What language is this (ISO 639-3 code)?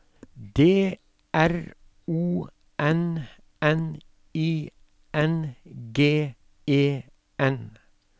nor